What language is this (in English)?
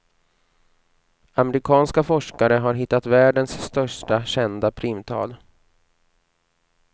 Swedish